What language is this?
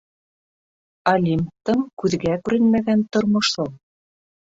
Bashkir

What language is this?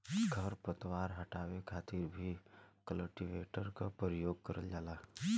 Bhojpuri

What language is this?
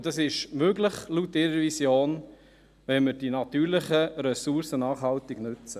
Swiss German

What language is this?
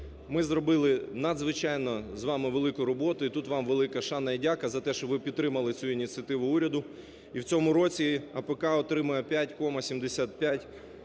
Ukrainian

